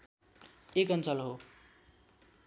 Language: Nepali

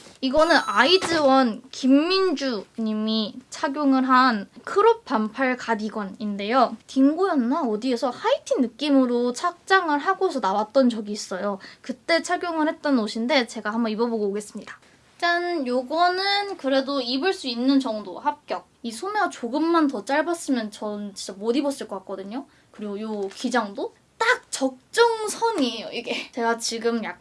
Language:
Korean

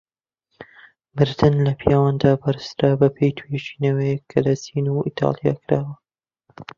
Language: Central Kurdish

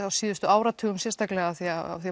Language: Icelandic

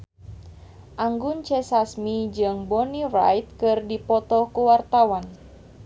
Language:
Sundanese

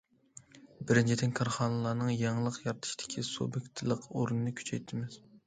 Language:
Uyghur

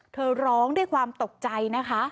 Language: Thai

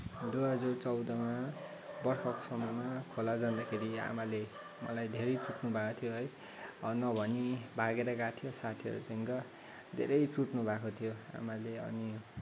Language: Nepali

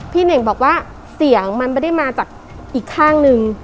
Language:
Thai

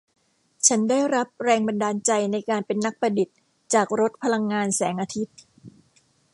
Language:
Thai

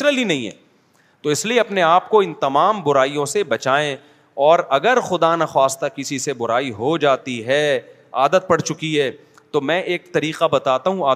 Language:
Urdu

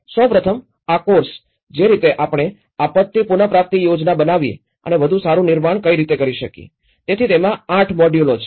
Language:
Gujarati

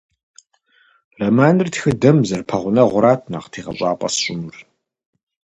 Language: Kabardian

